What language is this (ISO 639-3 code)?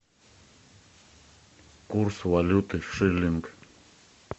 rus